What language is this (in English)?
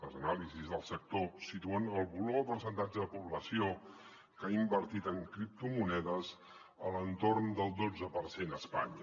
Catalan